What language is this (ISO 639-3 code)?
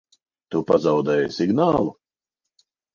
lav